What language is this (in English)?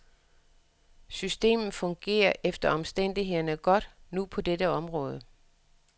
Danish